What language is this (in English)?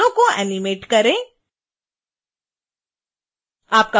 Hindi